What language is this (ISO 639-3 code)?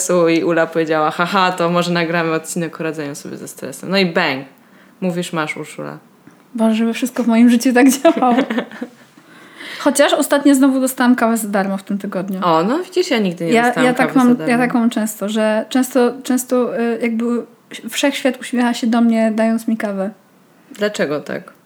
pol